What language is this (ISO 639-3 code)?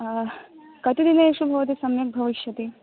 san